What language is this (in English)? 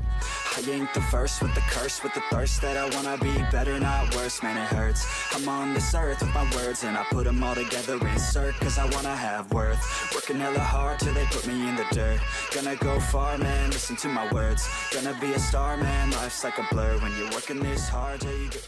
Thai